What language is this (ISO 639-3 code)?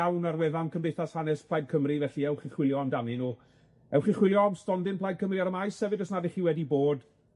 cym